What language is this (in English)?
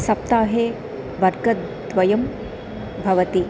Sanskrit